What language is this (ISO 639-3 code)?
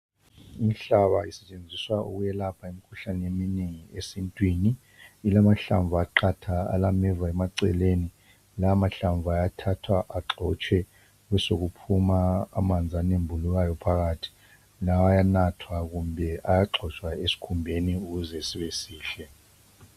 nde